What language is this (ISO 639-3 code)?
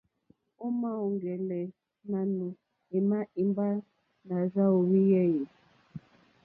bri